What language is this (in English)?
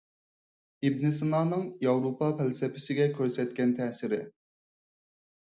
Uyghur